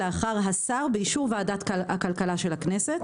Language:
Hebrew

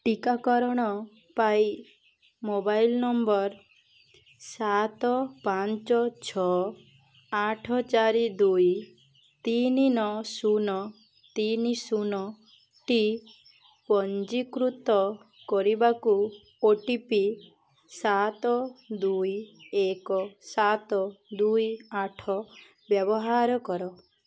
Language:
Odia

